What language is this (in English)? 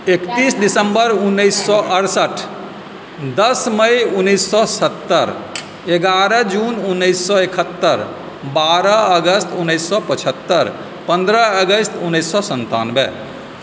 Maithili